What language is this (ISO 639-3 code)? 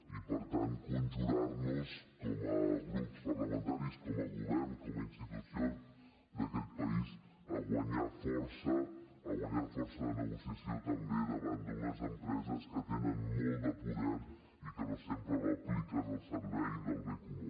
cat